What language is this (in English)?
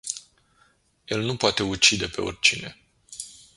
Romanian